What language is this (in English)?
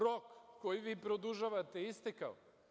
Serbian